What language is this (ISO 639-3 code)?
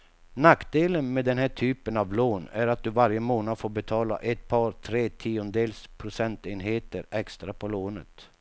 swe